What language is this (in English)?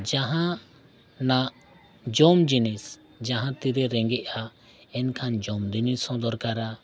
Santali